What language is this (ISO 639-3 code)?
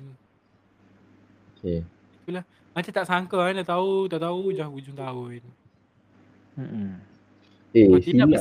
msa